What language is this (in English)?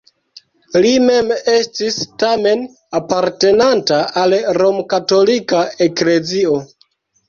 Esperanto